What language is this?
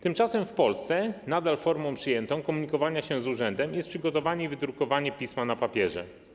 Polish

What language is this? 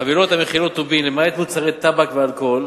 Hebrew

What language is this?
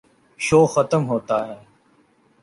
Urdu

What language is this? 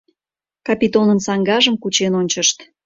Mari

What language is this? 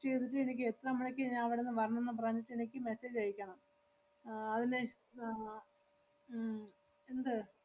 Malayalam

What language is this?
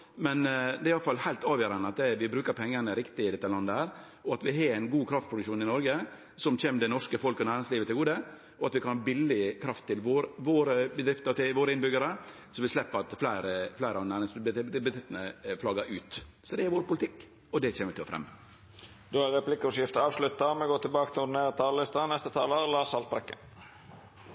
Norwegian Nynorsk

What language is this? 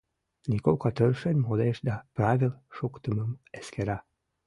Mari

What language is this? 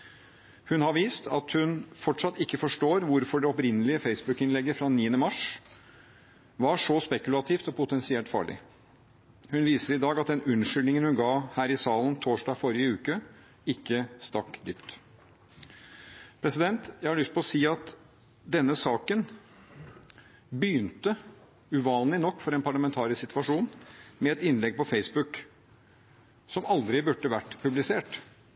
Norwegian Bokmål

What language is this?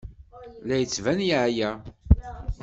Kabyle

